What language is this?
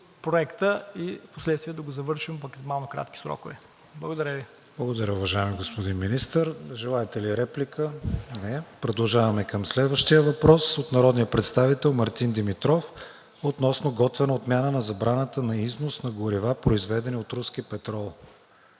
Bulgarian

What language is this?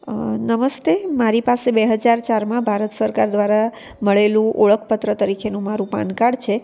Gujarati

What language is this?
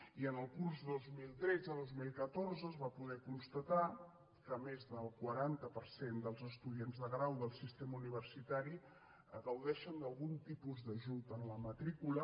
Catalan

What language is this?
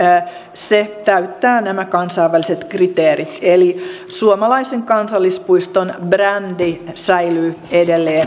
Finnish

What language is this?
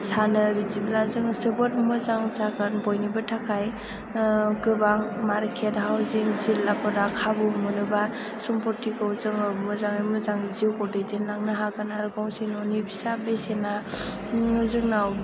Bodo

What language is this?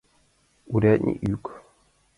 Mari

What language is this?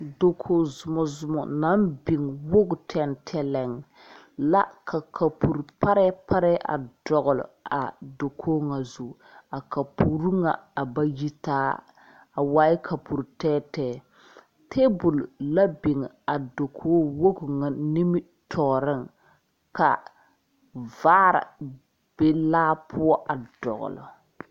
Southern Dagaare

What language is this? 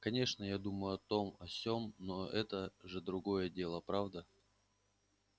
Russian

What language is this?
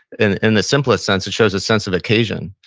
English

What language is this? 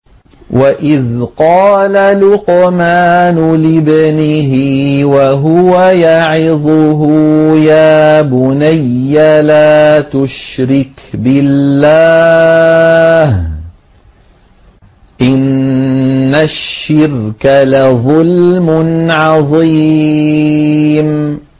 Arabic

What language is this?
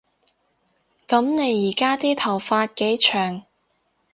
Cantonese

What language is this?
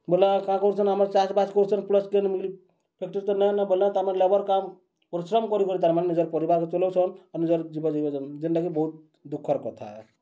Odia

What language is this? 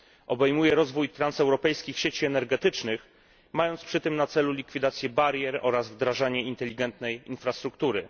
Polish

